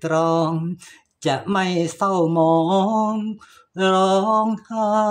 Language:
Thai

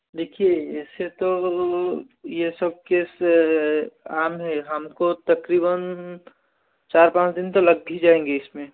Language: Hindi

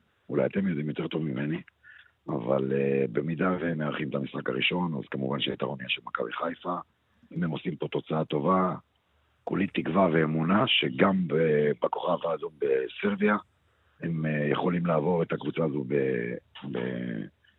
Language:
Hebrew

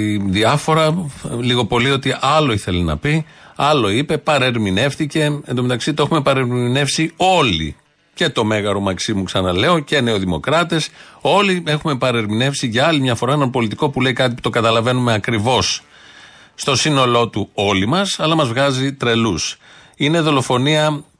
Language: Greek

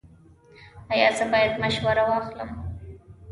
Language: Pashto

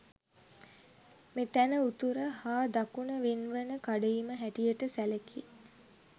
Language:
Sinhala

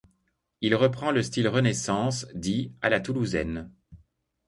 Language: French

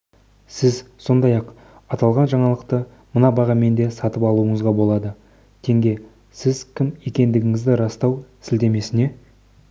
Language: Kazakh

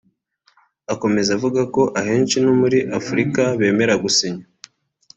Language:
Kinyarwanda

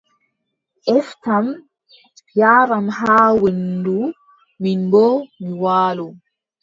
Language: Adamawa Fulfulde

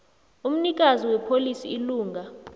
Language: South Ndebele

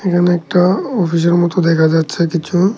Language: Bangla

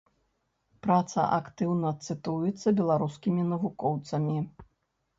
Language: Belarusian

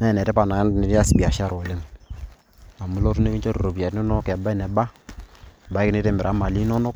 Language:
Masai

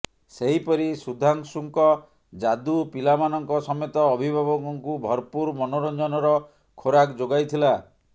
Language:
Odia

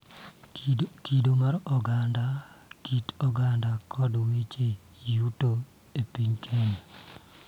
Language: Luo (Kenya and Tanzania)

